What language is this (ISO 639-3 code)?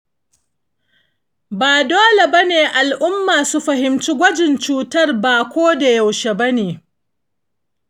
hau